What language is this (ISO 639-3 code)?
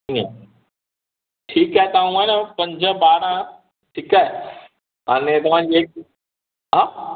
snd